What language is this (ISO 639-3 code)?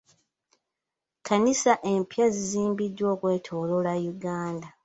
lug